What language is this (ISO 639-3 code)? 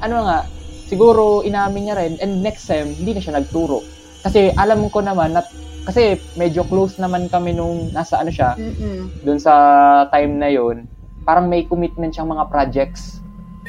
fil